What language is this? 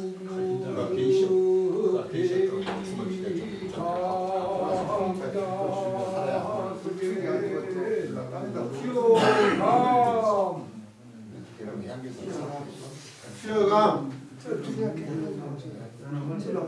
Korean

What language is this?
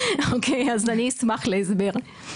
Hebrew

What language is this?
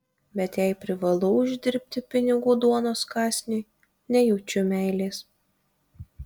Lithuanian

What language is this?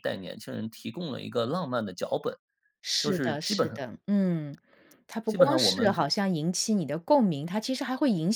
Chinese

